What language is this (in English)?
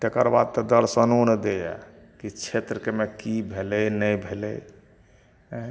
Maithili